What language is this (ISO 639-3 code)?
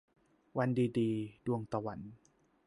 tha